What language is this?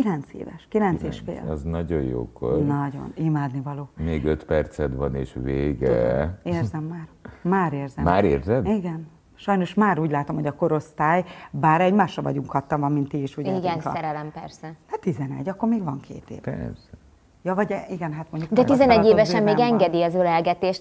Hungarian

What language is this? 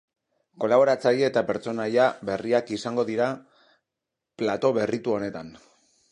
Basque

